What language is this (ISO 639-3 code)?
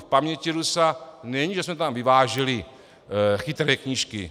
ces